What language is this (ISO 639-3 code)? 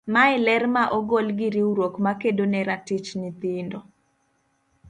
luo